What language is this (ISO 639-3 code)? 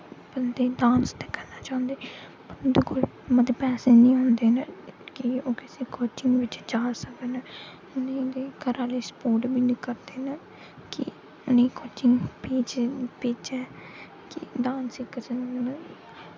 doi